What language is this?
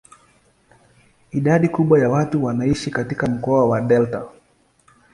Swahili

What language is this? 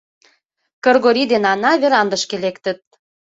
Mari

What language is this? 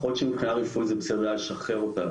Hebrew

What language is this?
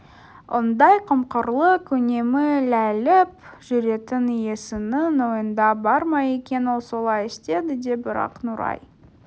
Kazakh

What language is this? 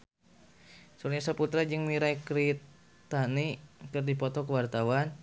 Sundanese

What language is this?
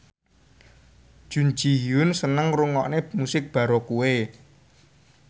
Javanese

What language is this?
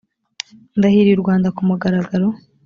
Kinyarwanda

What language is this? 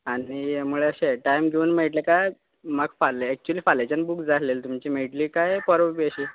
Konkani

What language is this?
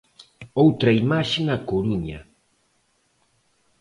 Galician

